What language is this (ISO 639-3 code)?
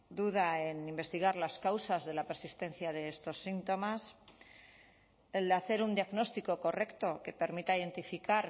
spa